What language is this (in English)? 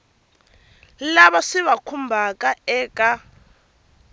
Tsonga